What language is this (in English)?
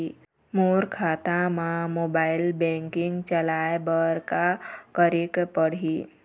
Chhattisgarhi